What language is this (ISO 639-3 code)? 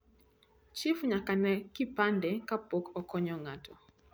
luo